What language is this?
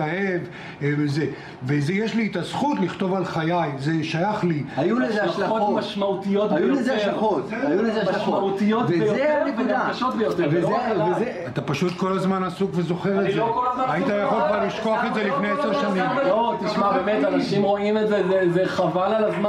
Hebrew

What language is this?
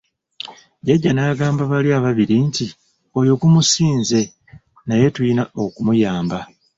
Ganda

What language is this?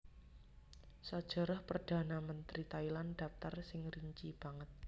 Javanese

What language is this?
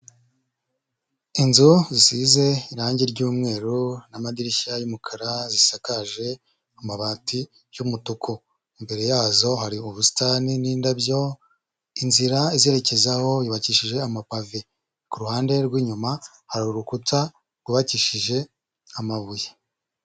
Kinyarwanda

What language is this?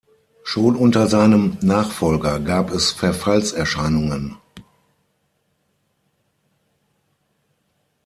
German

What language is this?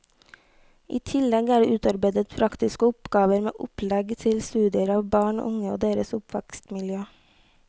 Norwegian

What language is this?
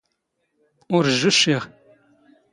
Standard Moroccan Tamazight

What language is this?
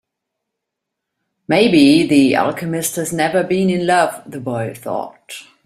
English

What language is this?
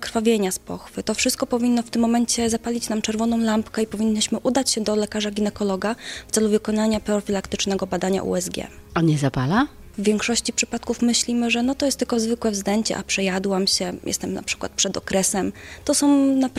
Polish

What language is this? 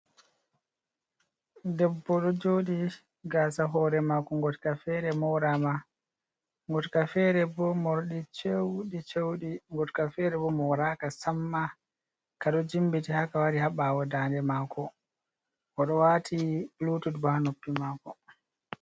Fula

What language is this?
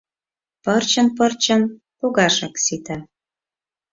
Mari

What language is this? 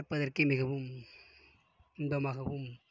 Tamil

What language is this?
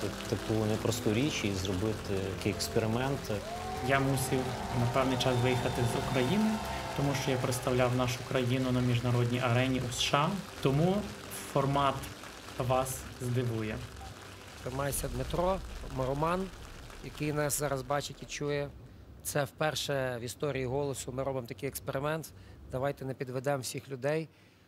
Ukrainian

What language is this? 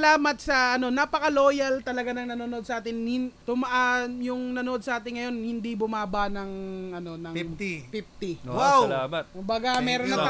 Filipino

